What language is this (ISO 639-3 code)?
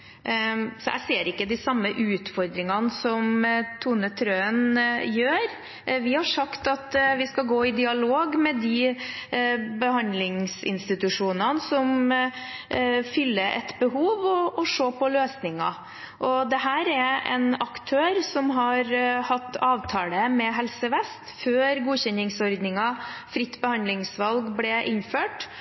nob